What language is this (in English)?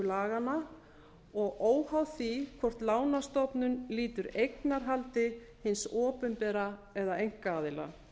Icelandic